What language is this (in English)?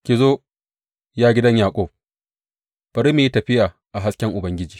Hausa